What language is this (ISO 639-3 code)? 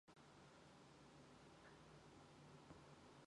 mon